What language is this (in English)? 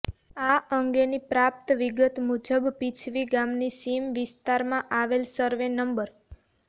Gujarati